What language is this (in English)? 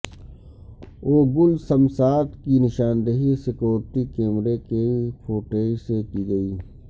Urdu